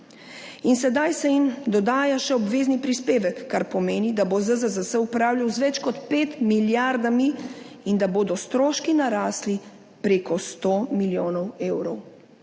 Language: Slovenian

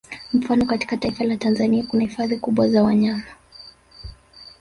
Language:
Swahili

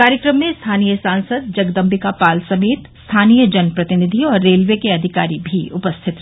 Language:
Hindi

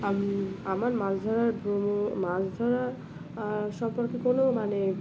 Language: Bangla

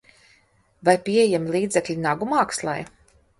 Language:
Latvian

